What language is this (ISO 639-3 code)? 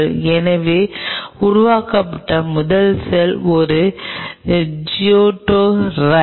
tam